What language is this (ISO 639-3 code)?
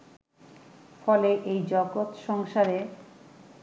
ben